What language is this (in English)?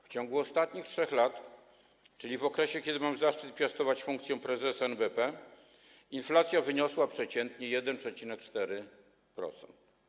Polish